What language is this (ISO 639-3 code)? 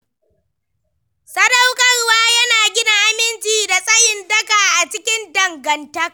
hau